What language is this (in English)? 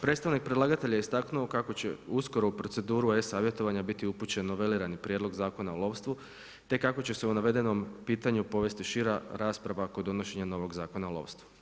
Croatian